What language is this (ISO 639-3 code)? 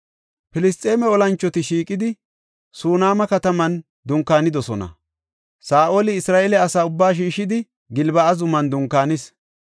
gof